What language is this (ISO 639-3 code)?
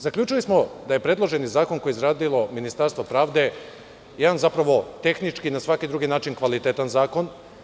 srp